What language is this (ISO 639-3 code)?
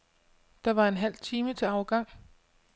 dan